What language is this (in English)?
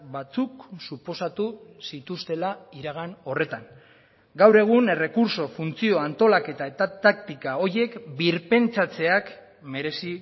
Basque